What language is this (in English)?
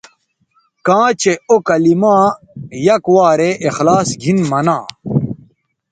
Bateri